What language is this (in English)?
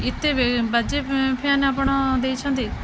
Odia